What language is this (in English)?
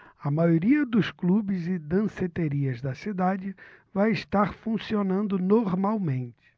Portuguese